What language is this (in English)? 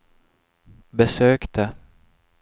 Swedish